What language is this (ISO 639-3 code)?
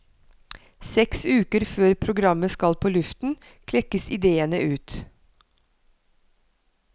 nor